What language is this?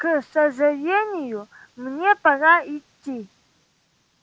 Russian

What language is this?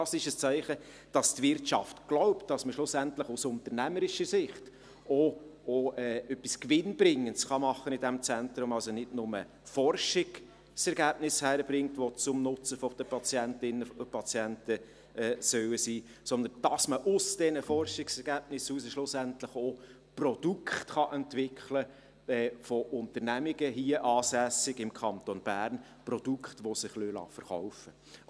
Swiss German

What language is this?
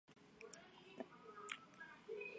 Chinese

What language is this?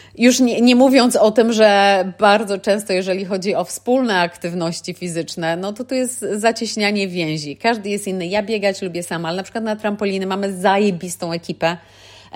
Polish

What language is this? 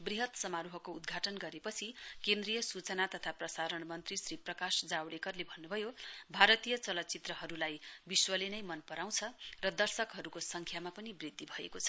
Nepali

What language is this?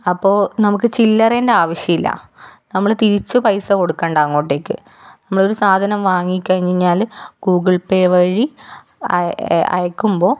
Malayalam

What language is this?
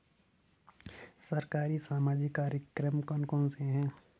Hindi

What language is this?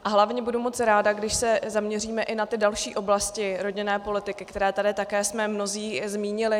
Czech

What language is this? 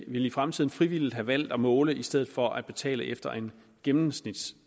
Danish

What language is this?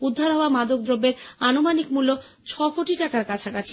Bangla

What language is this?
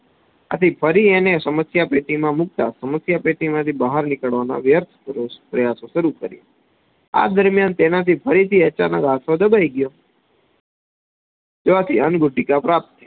Gujarati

